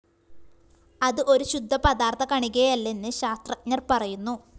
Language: Malayalam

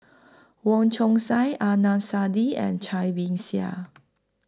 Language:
English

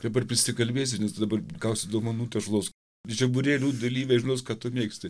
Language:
Lithuanian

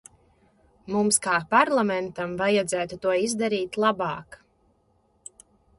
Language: Latvian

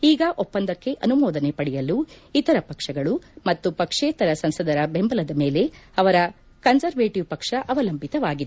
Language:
Kannada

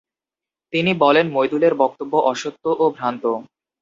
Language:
Bangla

